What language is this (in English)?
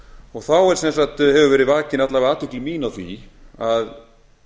Icelandic